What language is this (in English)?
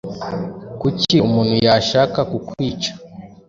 Kinyarwanda